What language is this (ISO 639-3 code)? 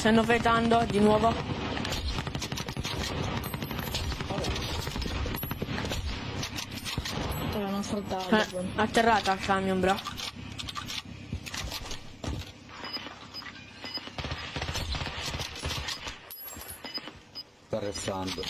ita